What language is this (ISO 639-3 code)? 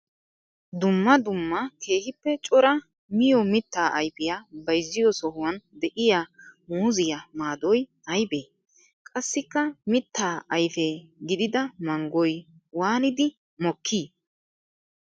wal